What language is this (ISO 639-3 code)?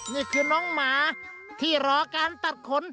tha